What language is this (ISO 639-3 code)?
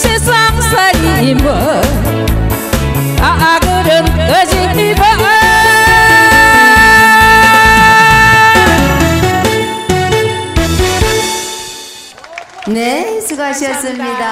kor